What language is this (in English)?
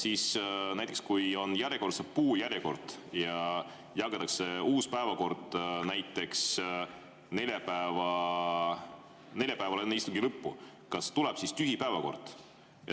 Estonian